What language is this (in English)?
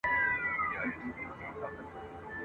Pashto